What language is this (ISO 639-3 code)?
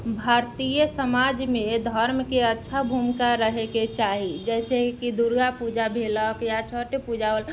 mai